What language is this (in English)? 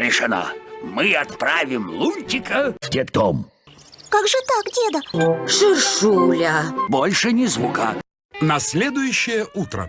Russian